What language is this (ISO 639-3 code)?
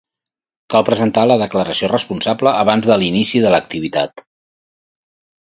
cat